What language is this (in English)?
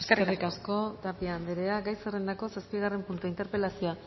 Basque